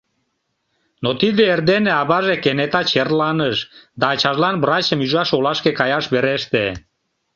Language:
Mari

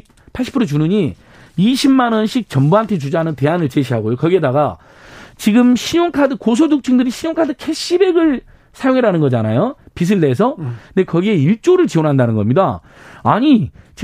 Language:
Korean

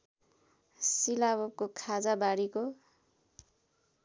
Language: Nepali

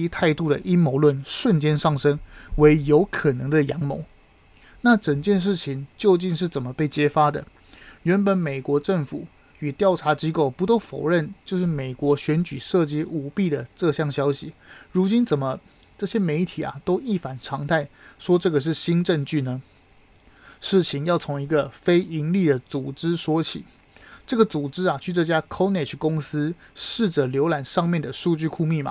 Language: Chinese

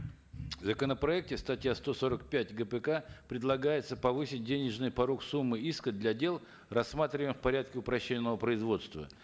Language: Kazakh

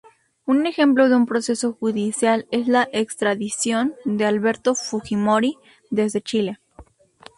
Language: Spanish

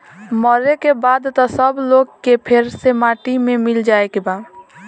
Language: Bhojpuri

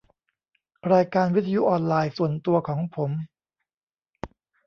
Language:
Thai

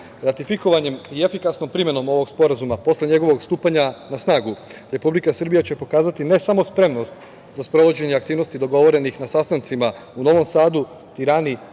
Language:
Serbian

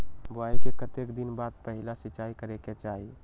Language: Magahi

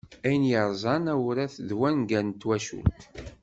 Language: Kabyle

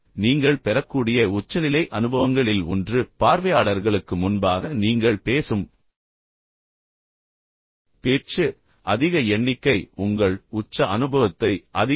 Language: Tamil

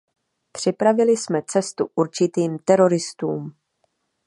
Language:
Czech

